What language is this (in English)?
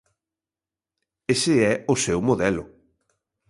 Galician